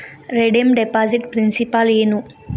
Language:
Kannada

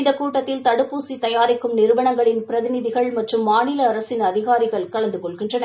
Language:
Tamil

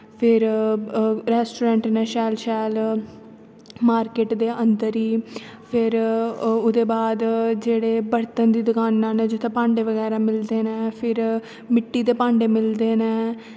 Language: Dogri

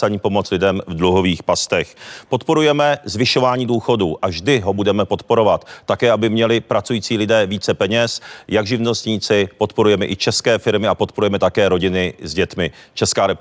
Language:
Czech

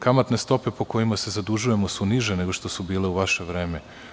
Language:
Serbian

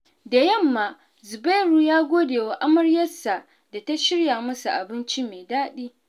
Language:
Hausa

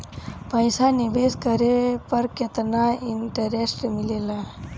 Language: Bhojpuri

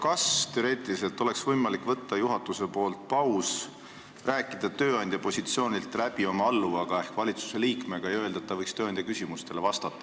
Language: Estonian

